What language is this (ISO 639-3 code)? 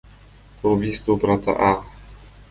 kir